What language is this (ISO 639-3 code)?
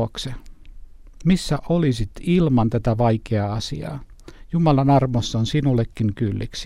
fin